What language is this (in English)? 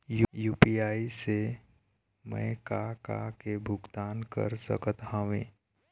Chhattisgarhi